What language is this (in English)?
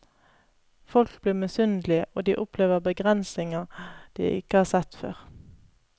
Norwegian